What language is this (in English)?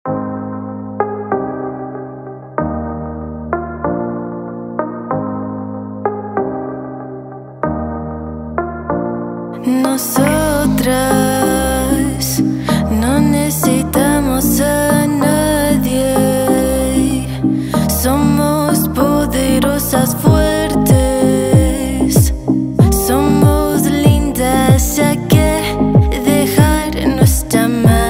Korean